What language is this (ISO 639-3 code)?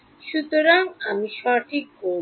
ben